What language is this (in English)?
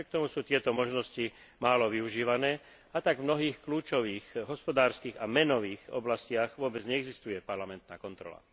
Slovak